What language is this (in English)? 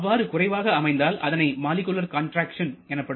Tamil